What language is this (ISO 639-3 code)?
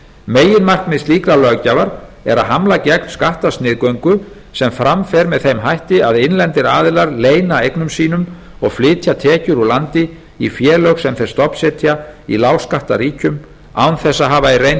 isl